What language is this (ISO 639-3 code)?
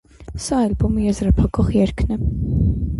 hye